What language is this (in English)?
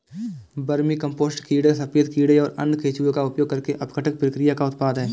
Hindi